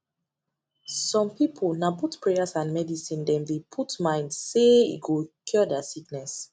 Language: Nigerian Pidgin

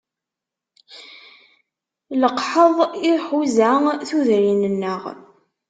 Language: Kabyle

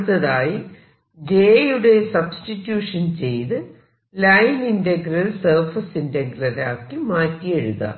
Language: Malayalam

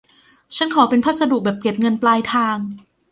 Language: Thai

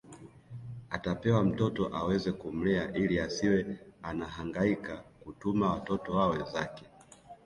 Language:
Swahili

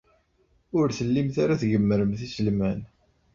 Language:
Kabyle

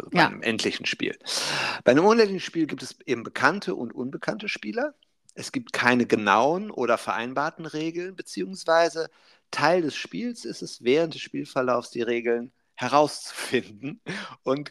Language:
German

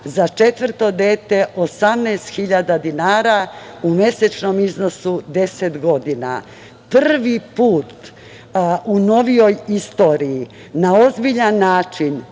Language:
Serbian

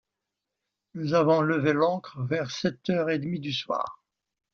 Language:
French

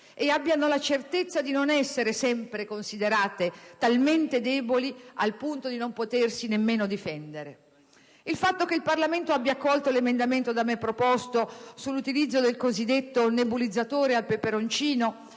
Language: Italian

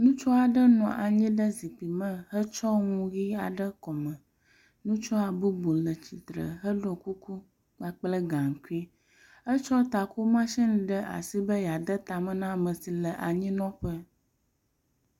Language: Ewe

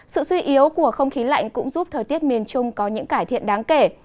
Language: Vietnamese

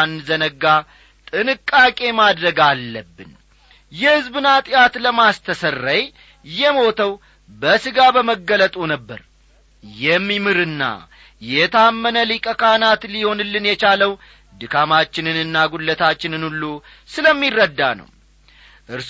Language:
Amharic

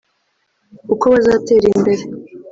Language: Kinyarwanda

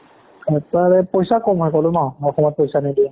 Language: Assamese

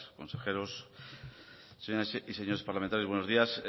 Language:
Spanish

